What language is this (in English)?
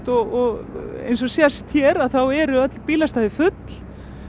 Icelandic